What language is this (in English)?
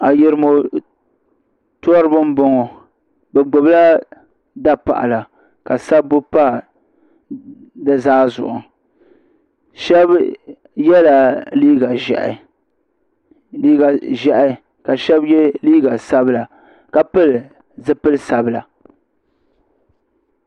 Dagbani